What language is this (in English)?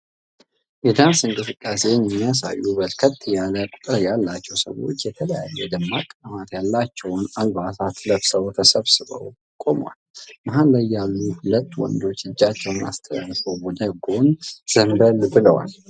Amharic